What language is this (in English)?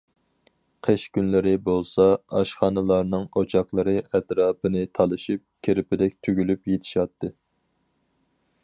Uyghur